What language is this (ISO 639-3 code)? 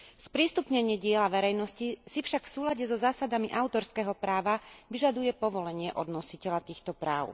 slk